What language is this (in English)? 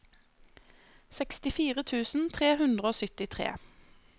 Norwegian